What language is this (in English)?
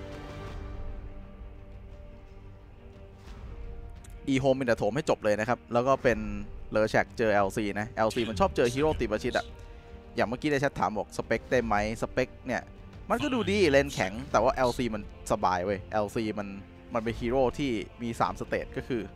Thai